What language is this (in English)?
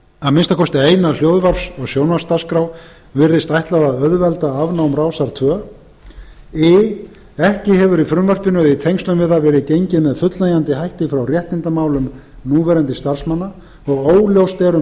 Icelandic